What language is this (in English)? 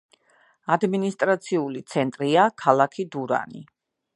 Georgian